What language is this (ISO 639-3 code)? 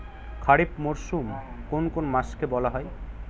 ben